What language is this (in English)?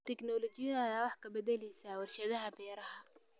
Somali